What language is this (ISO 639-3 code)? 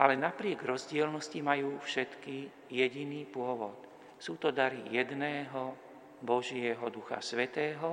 slk